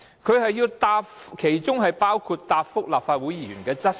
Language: Cantonese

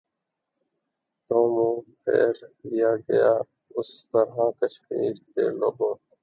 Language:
Urdu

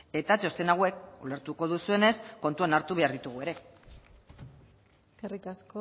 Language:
Basque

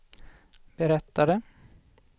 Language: Swedish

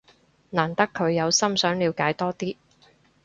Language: Cantonese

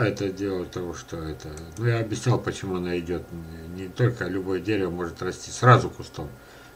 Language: Russian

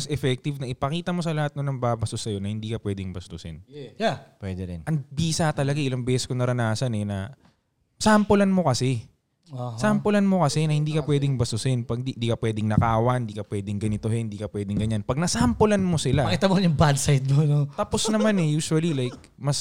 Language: Filipino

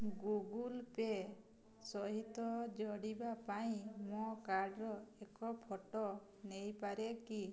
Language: Odia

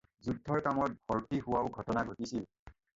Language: Assamese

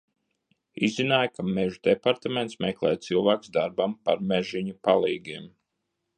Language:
Latvian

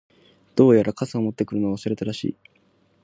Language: Japanese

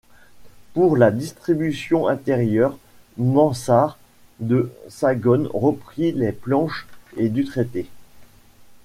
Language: French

